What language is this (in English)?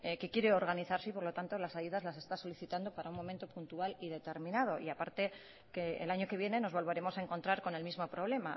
Spanish